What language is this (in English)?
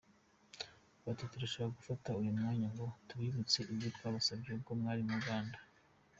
Kinyarwanda